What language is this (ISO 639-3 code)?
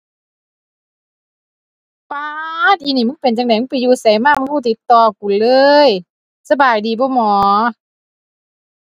tha